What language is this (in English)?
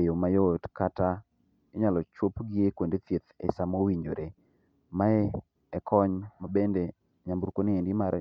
Luo (Kenya and Tanzania)